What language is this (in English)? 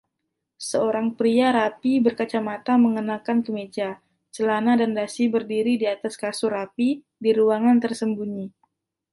Indonesian